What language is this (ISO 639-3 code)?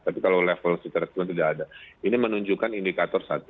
ind